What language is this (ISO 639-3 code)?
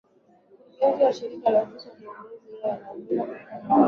swa